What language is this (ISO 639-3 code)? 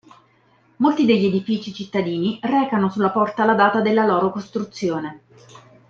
ita